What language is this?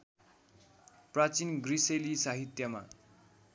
Nepali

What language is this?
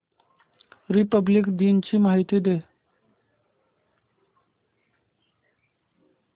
Marathi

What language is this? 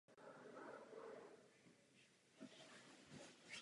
Czech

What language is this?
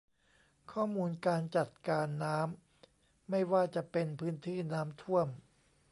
Thai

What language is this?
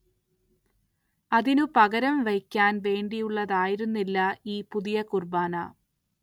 Malayalam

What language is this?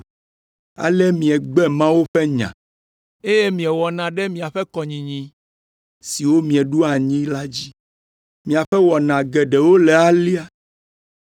Ewe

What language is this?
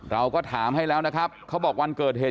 Thai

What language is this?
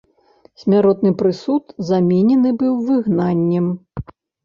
Belarusian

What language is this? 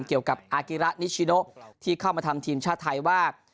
Thai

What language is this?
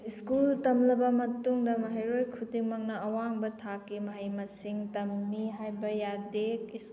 Manipuri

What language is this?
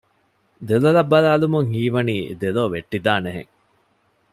Divehi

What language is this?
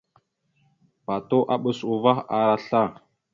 Mada (Cameroon)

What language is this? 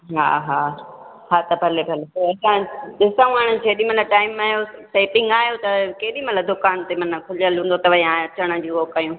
Sindhi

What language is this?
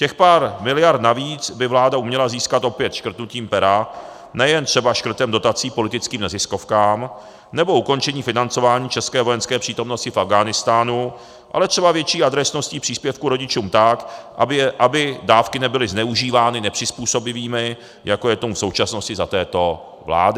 Czech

